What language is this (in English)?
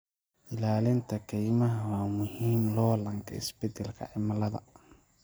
Somali